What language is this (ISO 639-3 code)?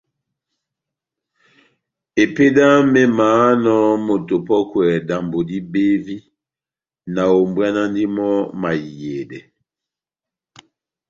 bnm